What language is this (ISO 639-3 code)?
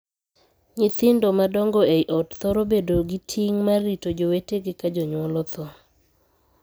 luo